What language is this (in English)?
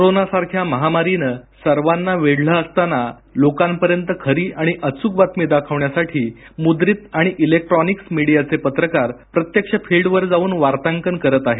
Marathi